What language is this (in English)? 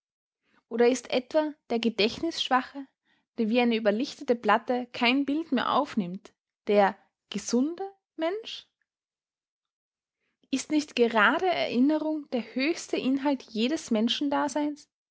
German